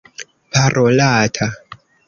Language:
Esperanto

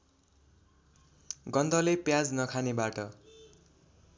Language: Nepali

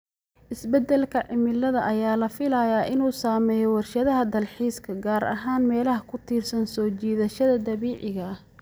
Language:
Somali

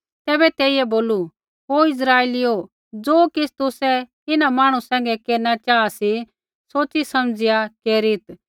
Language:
Kullu Pahari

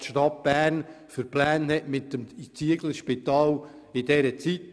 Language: Swiss German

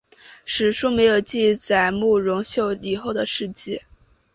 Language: Chinese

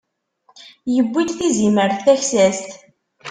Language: Kabyle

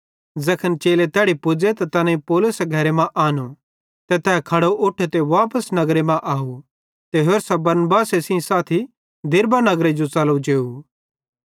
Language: Bhadrawahi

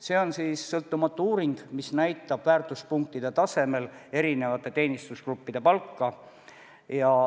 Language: Estonian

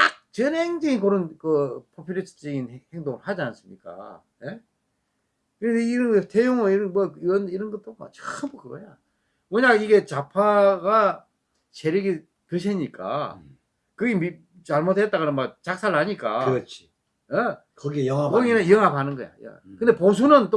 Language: Korean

